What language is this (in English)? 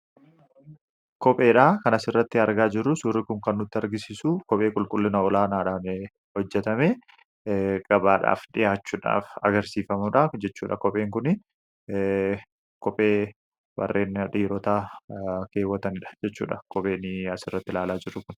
Oromo